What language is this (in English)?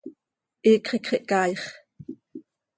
Seri